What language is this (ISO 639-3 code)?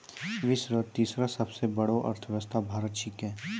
mai